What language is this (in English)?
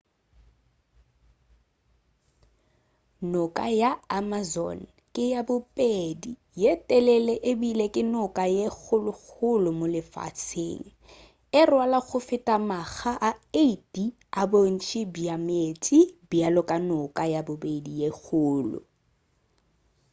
Northern Sotho